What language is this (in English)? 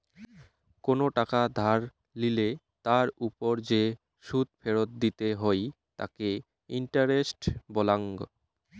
Bangla